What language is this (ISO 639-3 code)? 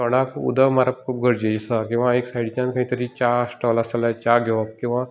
kok